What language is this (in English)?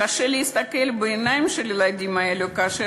Hebrew